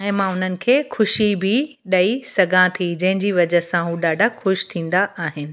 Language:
Sindhi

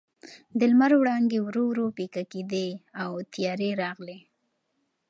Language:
Pashto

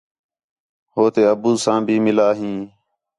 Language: Khetrani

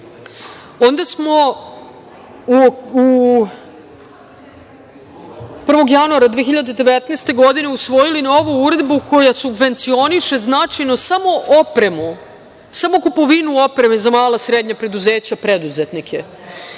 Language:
Serbian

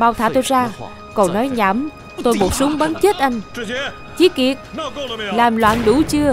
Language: Vietnamese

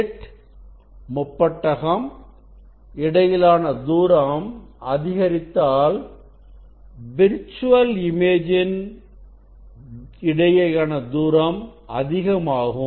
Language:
Tamil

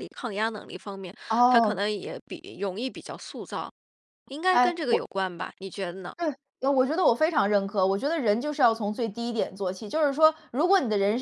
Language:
Chinese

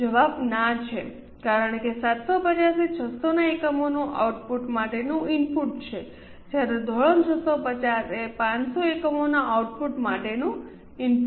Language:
Gujarati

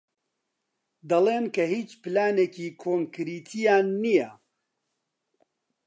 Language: Central Kurdish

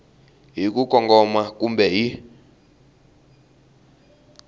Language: Tsonga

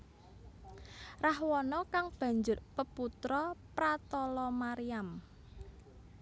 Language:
Javanese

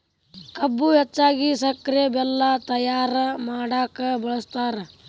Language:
Kannada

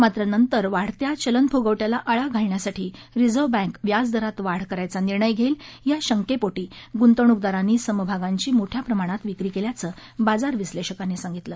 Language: Marathi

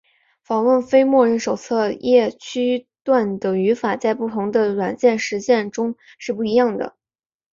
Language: Chinese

